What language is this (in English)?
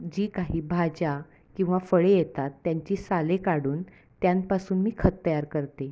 Marathi